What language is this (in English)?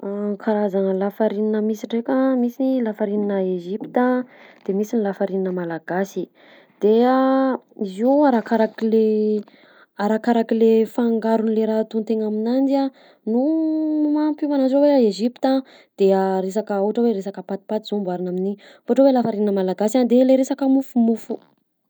Southern Betsimisaraka Malagasy